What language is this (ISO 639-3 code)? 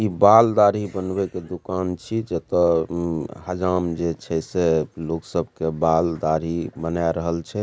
mai